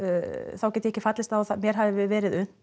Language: Icelandic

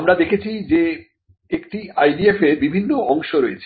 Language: Bangla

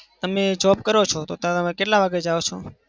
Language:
Gujarati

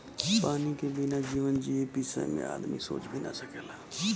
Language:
Bhojpuri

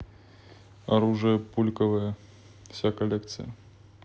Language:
Russian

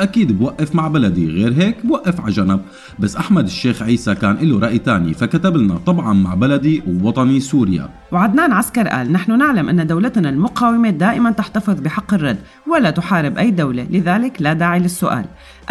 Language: Arabic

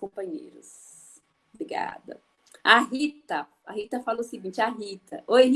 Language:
Portuguese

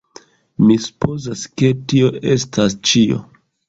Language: Esperanto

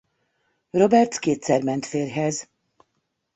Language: Hungarian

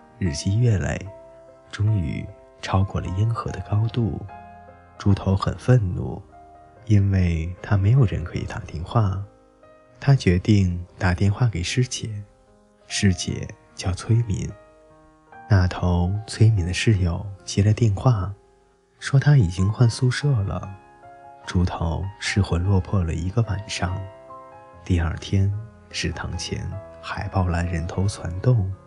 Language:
Chinese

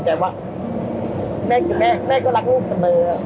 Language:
Thai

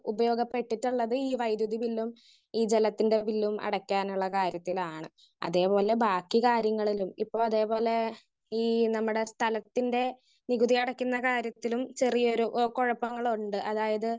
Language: Malayalam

